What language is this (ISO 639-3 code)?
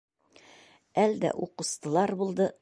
bak